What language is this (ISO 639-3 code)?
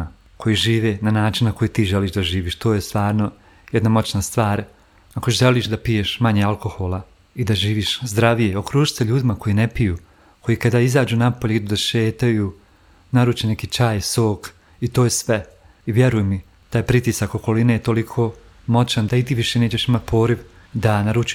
hrv